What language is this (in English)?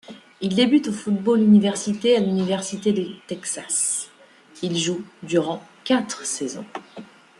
French